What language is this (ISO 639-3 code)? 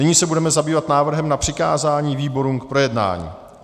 ces